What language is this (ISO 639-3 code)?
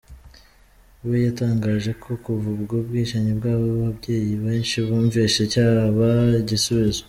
kin